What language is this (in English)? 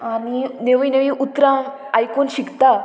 Konkani